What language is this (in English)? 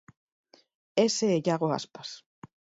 Galician